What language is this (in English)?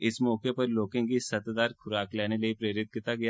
Dogri